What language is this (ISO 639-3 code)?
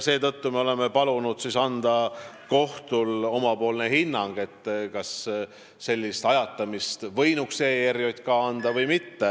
est